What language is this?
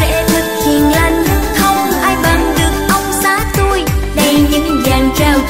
Vietnamese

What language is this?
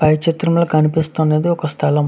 Telugu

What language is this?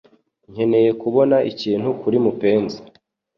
Kinyarwanda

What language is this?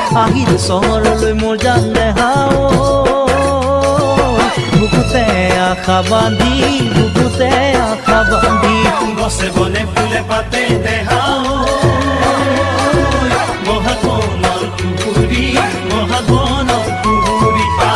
Bambara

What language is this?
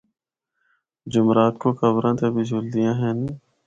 Northern Hindko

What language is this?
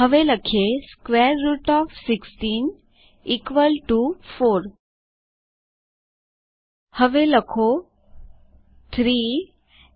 Gujarati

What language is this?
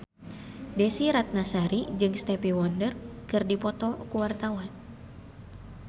Sundanese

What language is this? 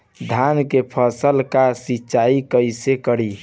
Bhojpuri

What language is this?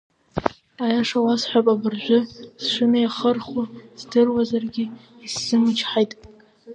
Abkhazian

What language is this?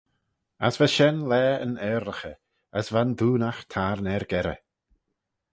Manx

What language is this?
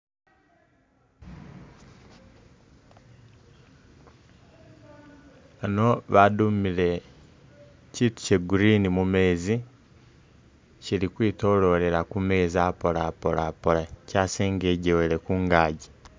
Masaaba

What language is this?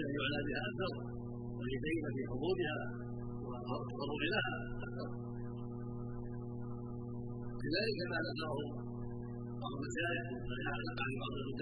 Arabic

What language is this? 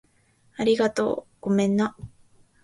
Japanese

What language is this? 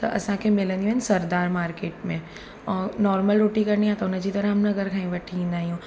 Sindhi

